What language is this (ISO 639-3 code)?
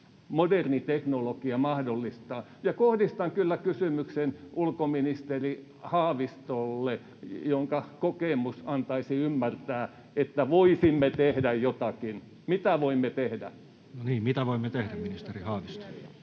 fin